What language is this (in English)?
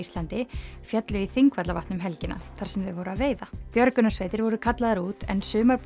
Icelandic